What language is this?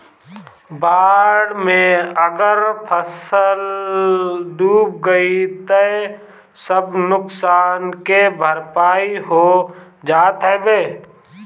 Bhojpuri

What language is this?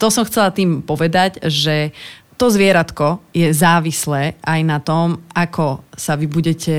Slovak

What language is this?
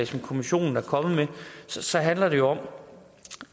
Danish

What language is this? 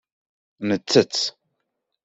Kabyle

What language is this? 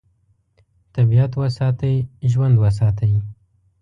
Pashto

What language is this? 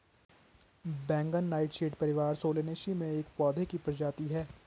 Hindi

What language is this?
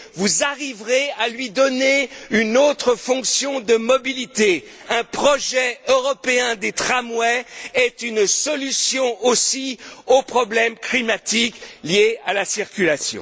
French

